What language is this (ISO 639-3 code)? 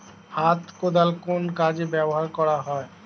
ben